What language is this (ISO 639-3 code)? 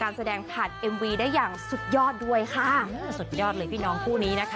tha